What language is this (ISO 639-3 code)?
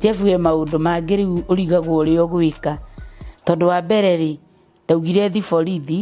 swa